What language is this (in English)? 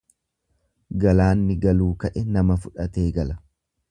Oromo